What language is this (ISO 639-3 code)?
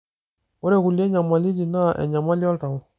mas